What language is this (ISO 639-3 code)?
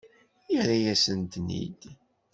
kab